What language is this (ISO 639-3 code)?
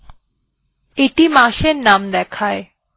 ben